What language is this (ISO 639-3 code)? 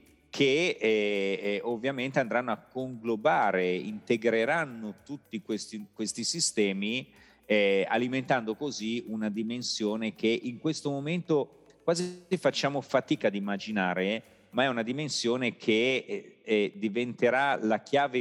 ita